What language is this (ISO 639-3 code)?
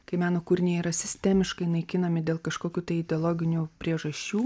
lit